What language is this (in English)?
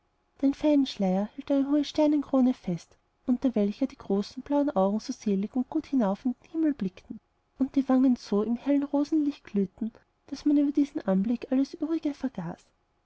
German